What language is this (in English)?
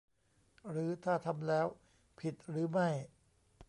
Thai